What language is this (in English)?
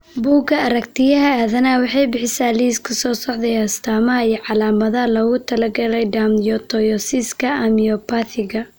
Somali